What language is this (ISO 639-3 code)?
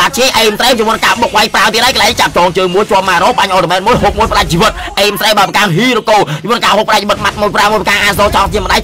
tha